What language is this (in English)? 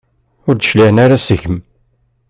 Kabyle